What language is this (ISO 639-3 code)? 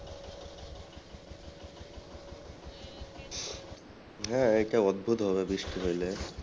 ben